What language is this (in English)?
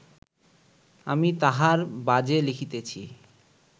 Bangla